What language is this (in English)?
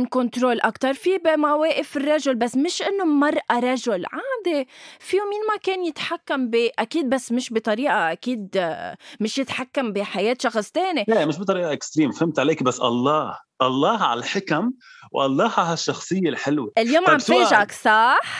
Arabic